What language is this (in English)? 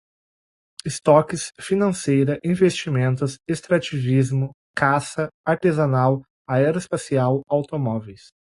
Portuguese